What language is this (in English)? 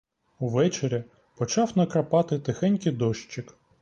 Ukrainian